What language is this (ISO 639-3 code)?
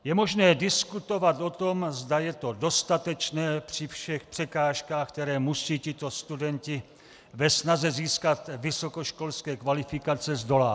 ces